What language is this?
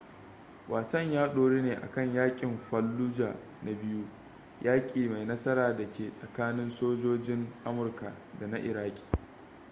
Hausa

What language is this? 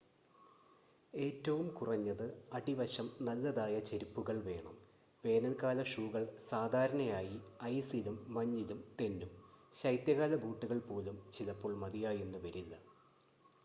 Malayalam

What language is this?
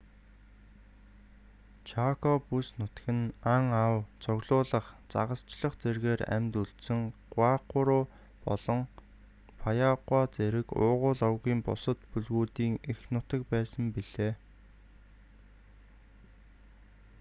Mongolian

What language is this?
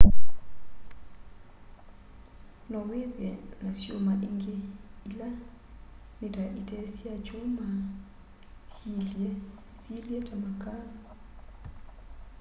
Kamba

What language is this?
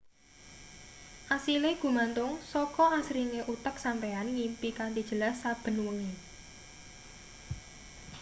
Javanese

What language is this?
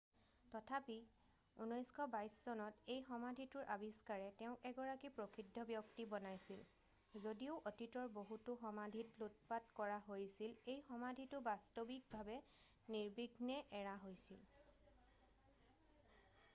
Assamese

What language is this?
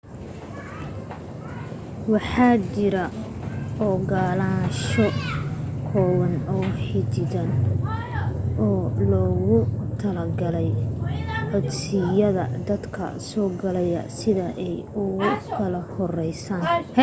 Somali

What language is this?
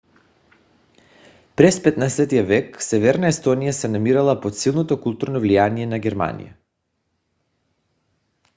Bulgarian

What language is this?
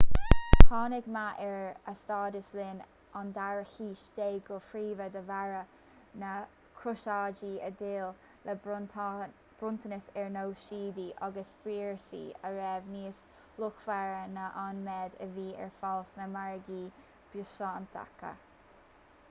Irish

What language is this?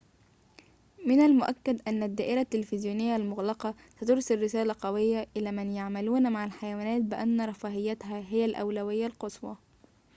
Arabic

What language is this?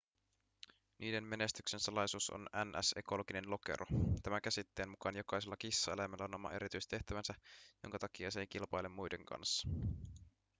Finnish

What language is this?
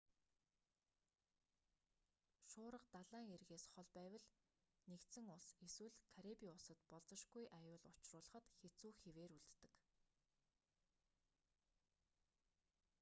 Mongolian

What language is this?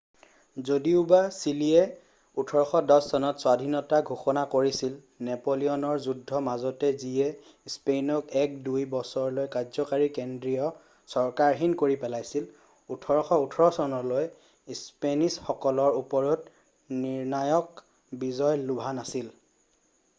Assamese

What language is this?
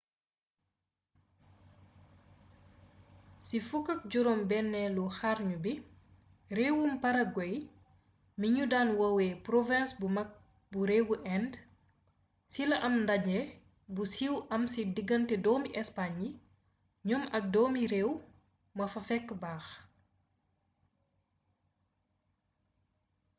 Wolof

